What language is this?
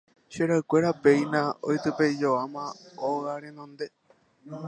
Guarani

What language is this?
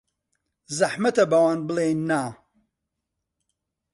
Central Kurdish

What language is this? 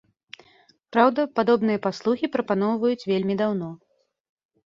Belarusian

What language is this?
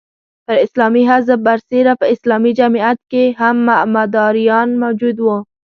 Pashto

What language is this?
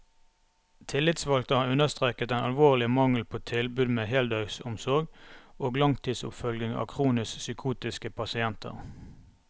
Norwegian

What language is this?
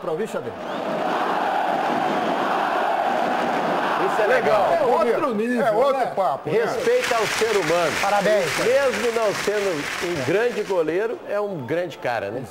Portuguese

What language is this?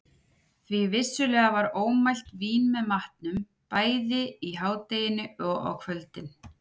Icelandic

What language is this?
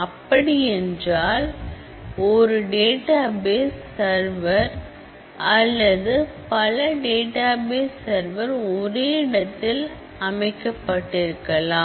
Tamil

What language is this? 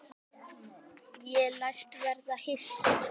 Icelandic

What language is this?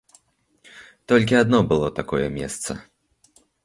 Belarusian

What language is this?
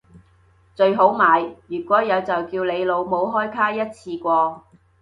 Cantonese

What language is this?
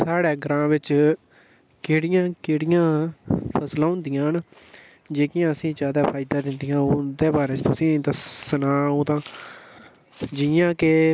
Dogri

